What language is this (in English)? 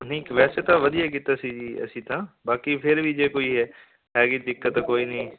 Punjabi